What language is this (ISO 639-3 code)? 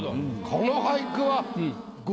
jpn